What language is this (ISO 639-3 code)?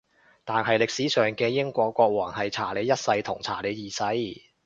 yue